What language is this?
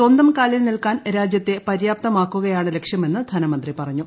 Malayalam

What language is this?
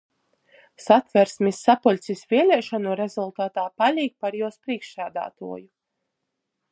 Latgalian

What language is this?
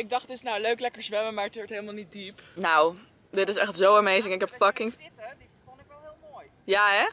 Dutch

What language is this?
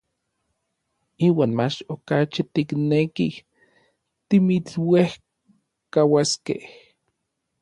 Orizaba Nahuatl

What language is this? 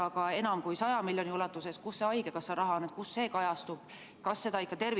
Estonian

